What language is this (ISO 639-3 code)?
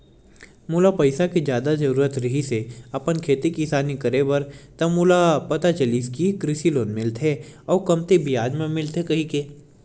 hne